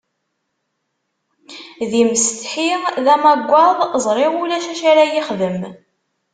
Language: Kabyle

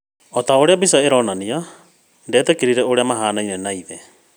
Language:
Kikuyu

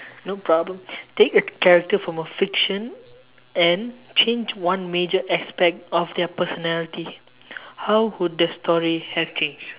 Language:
English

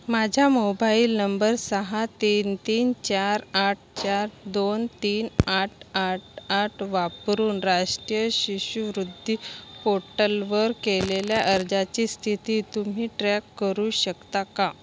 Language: Marathi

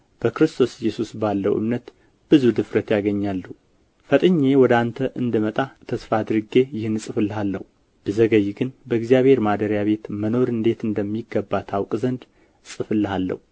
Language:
Amharic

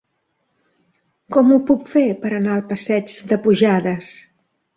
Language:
Catalan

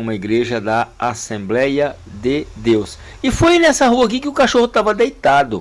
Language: Portuguese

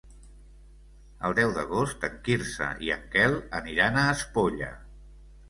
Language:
Catalan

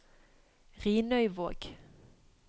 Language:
Norwegian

